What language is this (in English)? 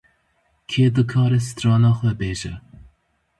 Kurdish